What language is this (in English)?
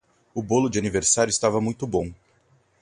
Portuguese